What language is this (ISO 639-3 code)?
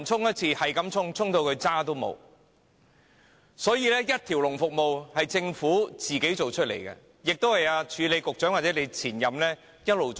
yue